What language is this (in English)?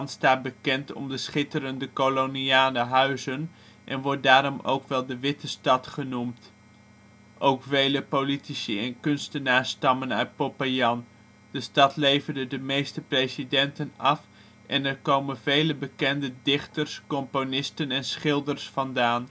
Dutch